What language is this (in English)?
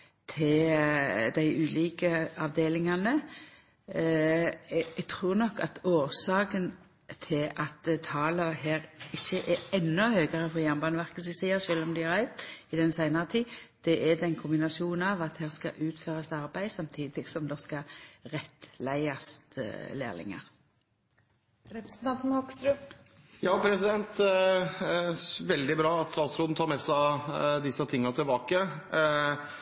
Norwegian